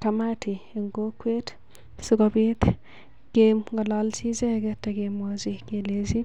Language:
Kalenjin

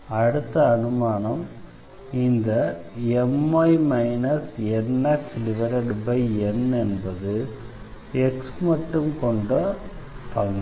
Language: Tamil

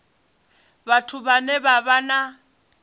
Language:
Venda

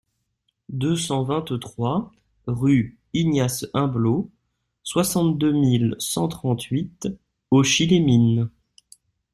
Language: French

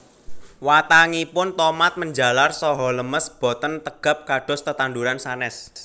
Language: Javanese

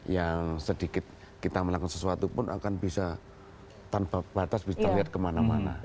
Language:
Indonesian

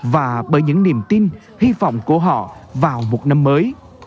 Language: Vietnamese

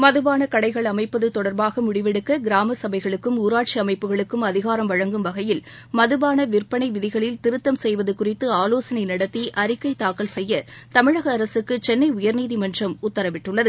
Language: Tamil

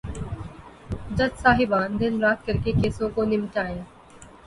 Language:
Urdu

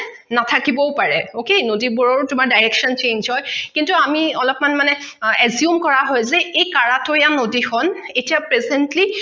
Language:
Assamese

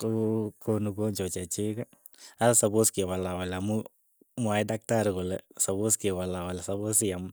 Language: Keiyo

